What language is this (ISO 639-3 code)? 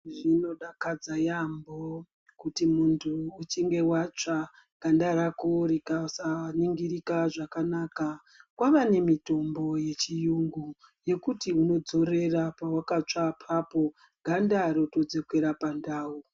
ndc